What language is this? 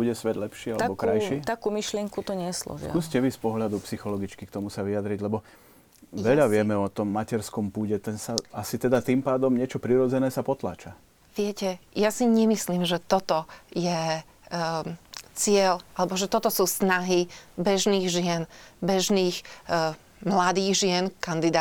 Slovak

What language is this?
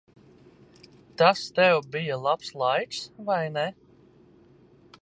Latvian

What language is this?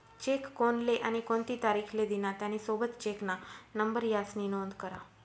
Marathi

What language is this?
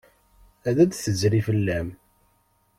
Kabyle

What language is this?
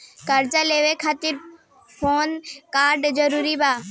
Bhojpuri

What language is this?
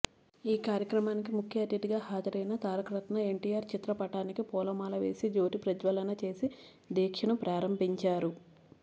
Telugu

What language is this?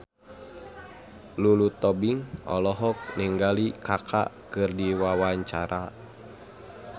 Sundanese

